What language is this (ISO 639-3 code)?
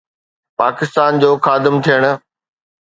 snd